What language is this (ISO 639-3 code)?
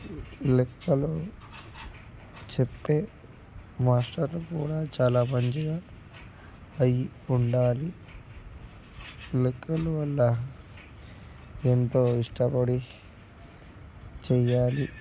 tel